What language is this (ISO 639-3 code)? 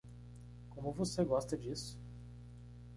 por